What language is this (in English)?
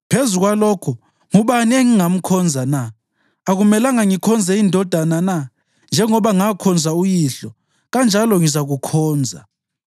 North Ndebele